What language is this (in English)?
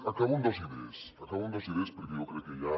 Catalan